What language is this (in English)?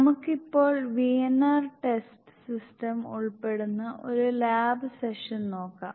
Malayalam